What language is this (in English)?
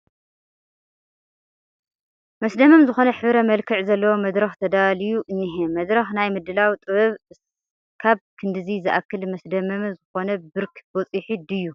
Tigrinya